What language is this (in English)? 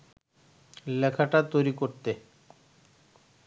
Bangla